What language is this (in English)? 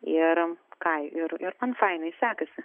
Lithuanian